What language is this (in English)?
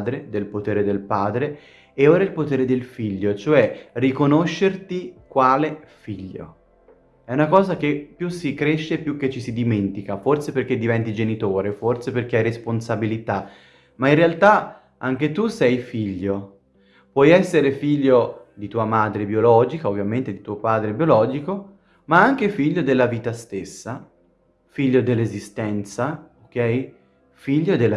Italian